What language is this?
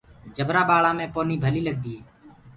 Gurgula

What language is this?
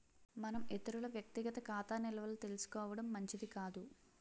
Telugu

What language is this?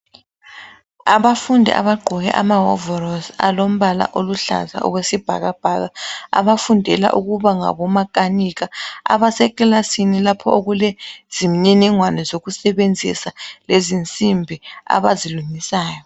North Ndebele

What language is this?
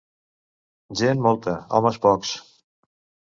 Catalan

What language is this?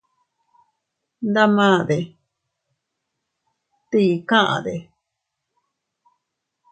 Teutila Cuicatec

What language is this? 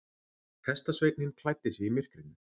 Icelandic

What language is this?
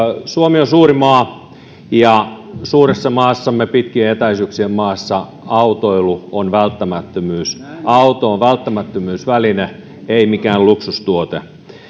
Finnish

